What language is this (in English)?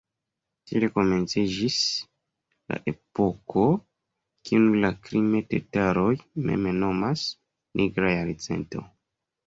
Esperanto